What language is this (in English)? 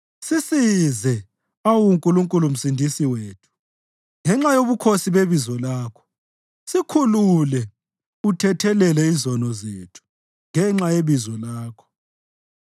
North Ndebele